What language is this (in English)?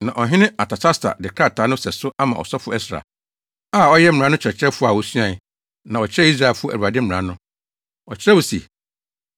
Akan